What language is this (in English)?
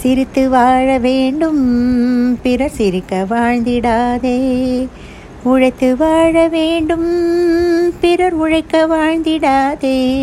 Tamil